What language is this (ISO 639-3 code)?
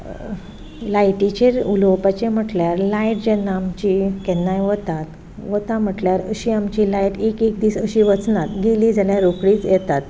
kok